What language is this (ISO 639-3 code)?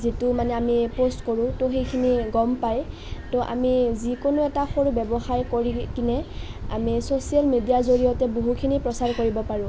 asm